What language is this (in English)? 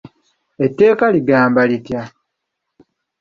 Ganda